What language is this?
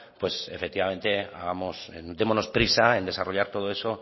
Spanish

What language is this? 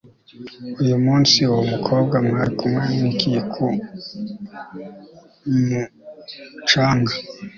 Kinyarwanda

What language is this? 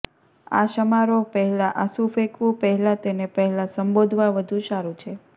Gujarati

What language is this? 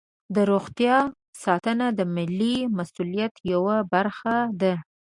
Pashto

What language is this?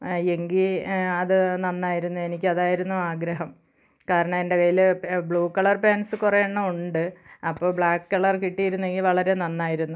Malayalam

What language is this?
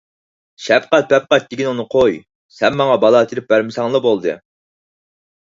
Uyghur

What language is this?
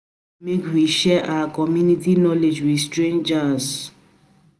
Nigerian Pidgin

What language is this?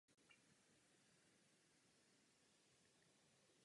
Czech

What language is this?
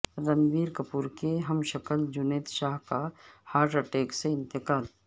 Urdu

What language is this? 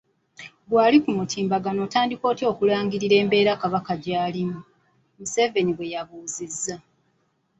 Ganda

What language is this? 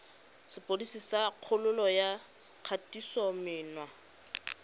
Tswana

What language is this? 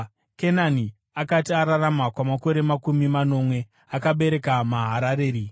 Shona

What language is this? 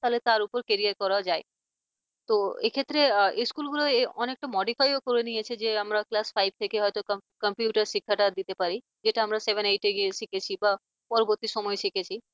Bangla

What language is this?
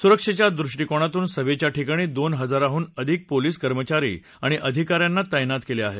Marathi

